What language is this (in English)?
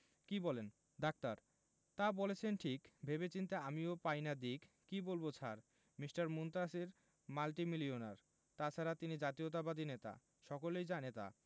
Bangla